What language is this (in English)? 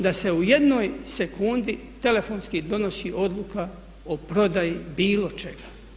Croatian